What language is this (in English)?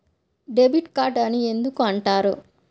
Telugu